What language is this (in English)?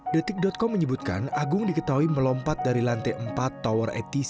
Indonesian